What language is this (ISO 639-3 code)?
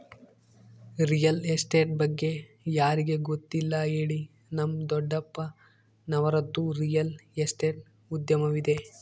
kan